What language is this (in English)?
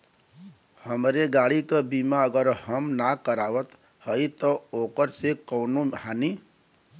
Bhojpuri